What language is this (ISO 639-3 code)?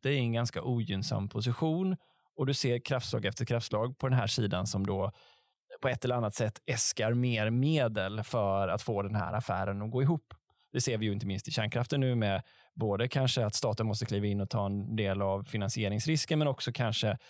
swe